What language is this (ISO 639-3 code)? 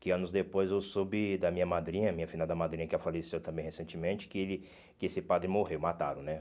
por